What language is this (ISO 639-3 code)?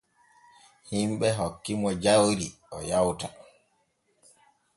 fue